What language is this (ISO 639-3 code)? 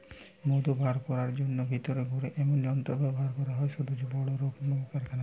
ben